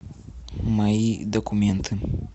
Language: Russian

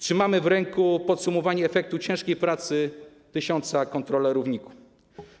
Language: Polish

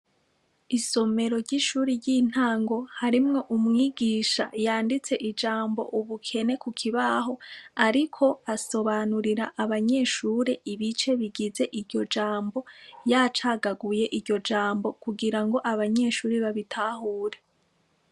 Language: Rundi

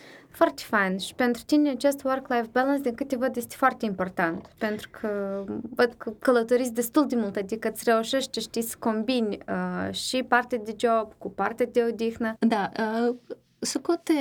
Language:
Romanian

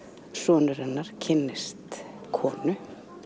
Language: Icelandic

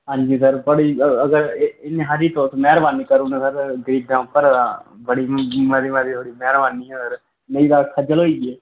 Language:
Dogri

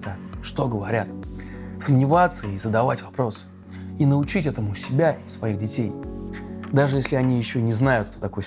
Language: Russian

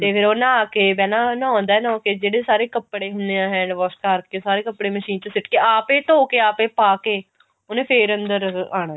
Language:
Punjabi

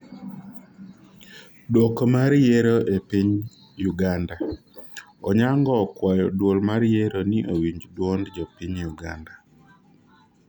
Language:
Luo (Kenya and Tanzania)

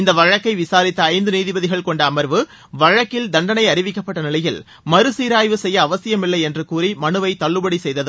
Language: Tamil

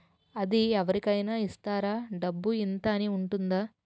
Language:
Telugu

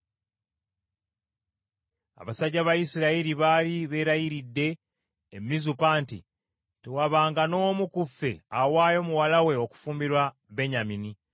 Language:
Ganda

